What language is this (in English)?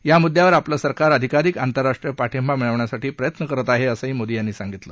Marathi